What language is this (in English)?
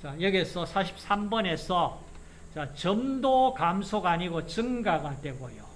Korean